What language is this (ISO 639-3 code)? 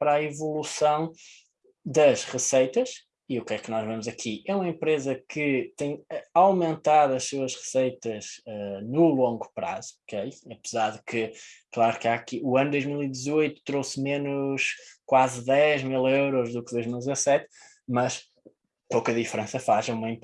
por